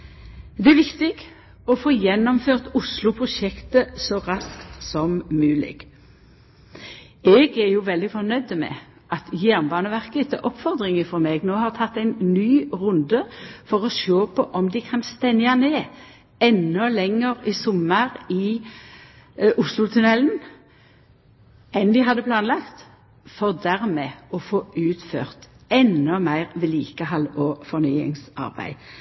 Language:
Norwegian Nynorsk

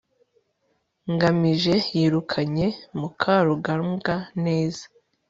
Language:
Kinyarwanda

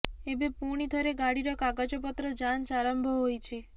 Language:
Odia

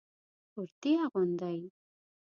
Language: Pashto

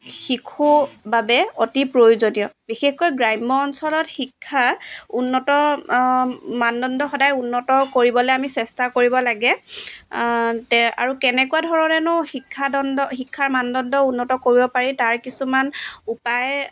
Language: Assamese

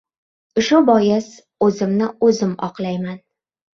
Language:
Uzbek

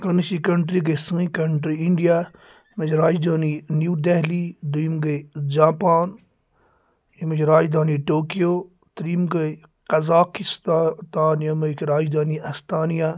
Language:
Kashmiri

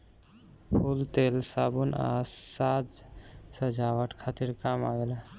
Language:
Bhojpuri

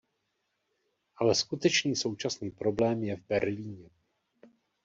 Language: Czech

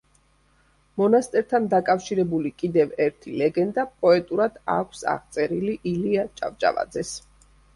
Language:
Georgian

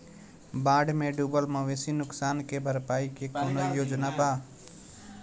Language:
Bhojpuri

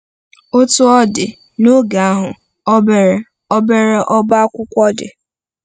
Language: Igbo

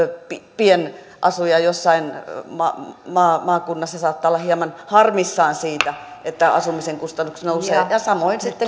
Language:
Finnish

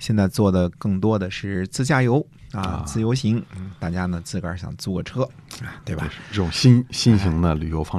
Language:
Chinese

